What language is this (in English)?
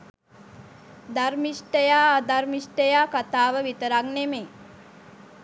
Sinhala